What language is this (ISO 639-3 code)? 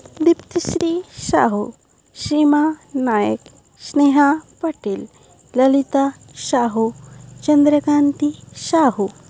ori